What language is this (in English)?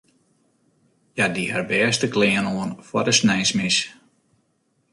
Western Frisian